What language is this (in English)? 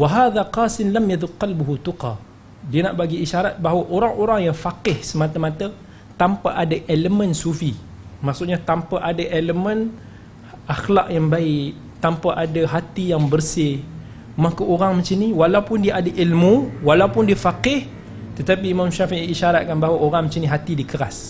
Malay